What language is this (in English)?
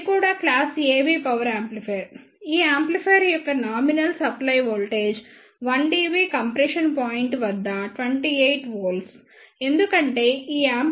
Telugu